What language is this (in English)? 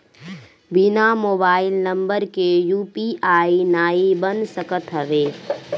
Bhojpuri